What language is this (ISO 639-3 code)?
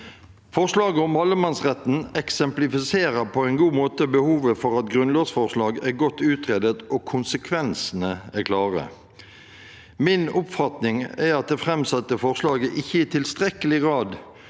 nor